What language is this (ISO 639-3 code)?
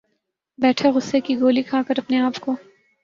urd